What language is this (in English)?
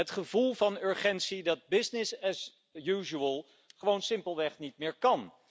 Dutch